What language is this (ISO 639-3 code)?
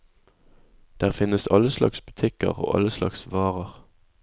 nor